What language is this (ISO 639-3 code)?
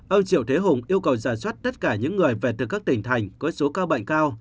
vie